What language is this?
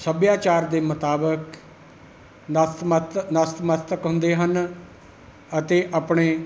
Punjabi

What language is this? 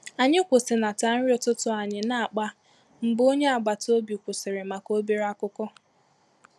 Igbo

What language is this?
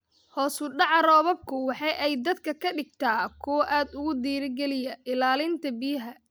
Somali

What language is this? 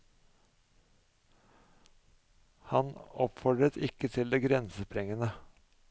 Norwegian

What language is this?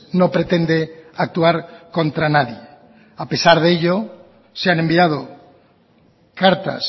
Spanish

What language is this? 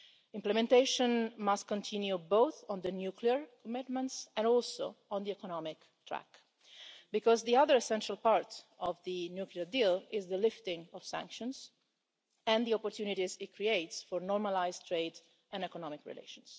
English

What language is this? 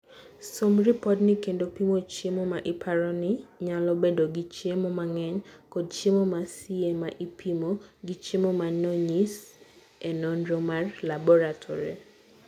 Luo (Kenya and Tanzania)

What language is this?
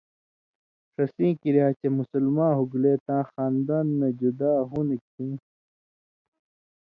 Indus Kohistani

